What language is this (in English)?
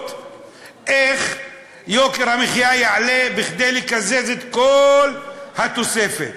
Hebrew